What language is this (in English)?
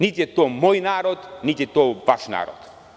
Serbian